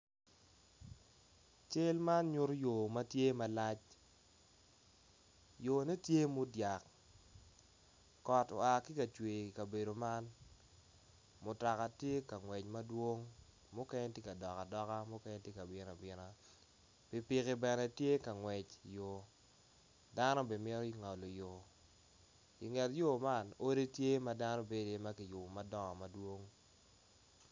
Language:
Acoli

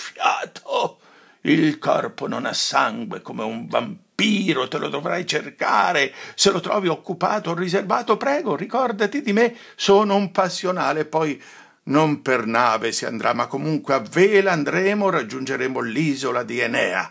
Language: Italian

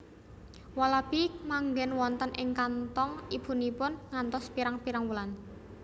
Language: Javanese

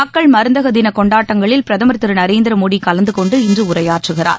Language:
Tamil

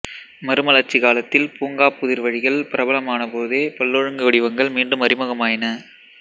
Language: Tamil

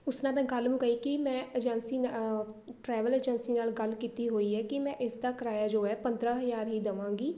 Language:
Punjabi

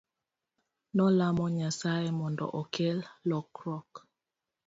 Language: Luo (Kenya and Tanzania)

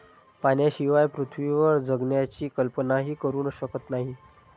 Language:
Marathi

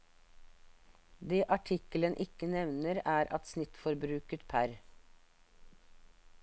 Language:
Norwegian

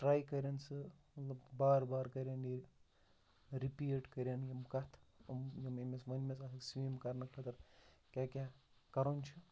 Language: Kashmiri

